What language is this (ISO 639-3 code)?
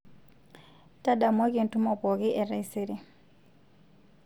mas